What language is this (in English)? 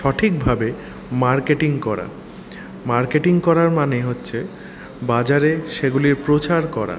Bangla